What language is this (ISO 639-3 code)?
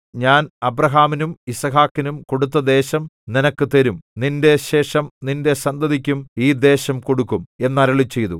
mal